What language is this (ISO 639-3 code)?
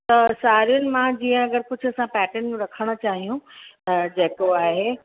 snd